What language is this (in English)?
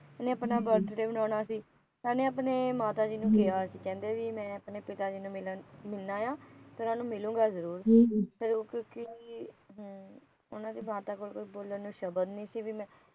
Punjabi